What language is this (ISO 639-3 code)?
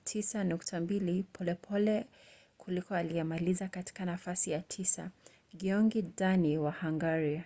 swa